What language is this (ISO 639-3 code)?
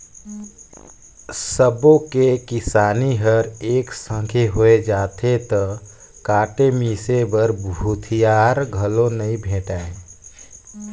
hne